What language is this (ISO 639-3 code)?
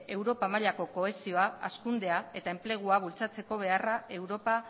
eus